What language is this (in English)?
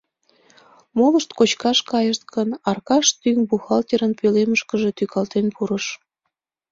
Mari